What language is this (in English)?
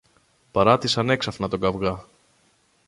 Greek